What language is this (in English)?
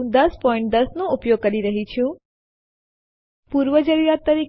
Gujarati